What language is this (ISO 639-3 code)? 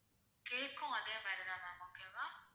tam